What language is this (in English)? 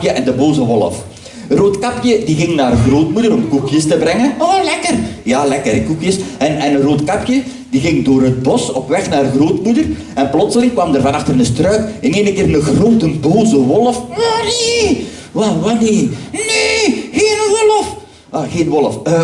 Dutch